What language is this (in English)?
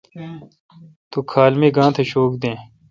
Kalkoti